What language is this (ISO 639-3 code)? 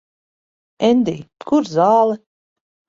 lav